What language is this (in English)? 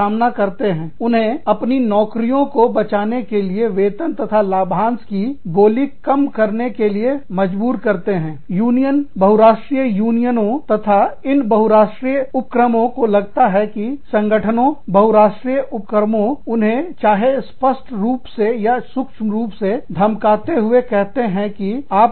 Hindi